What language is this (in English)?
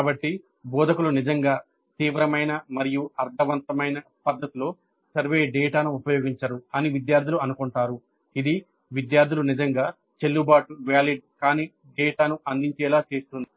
Telugu